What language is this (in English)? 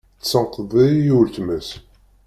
Kabyle